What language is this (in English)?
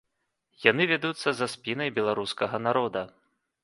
Belarusian